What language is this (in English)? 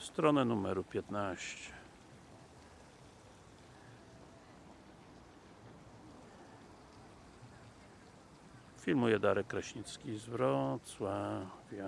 Polish